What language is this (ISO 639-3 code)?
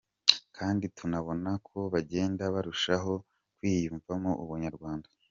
kin